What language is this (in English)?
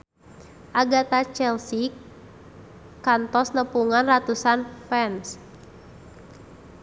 Sundanese